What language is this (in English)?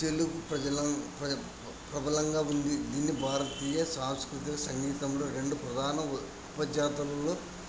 Telugu